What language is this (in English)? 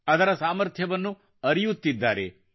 Kannada